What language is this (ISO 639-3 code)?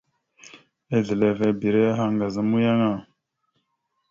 mxu